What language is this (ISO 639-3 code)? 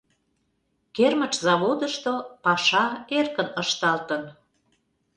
chm